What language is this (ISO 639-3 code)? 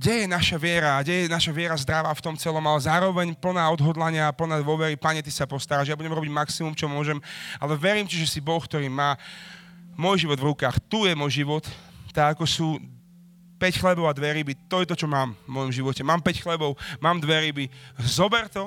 slk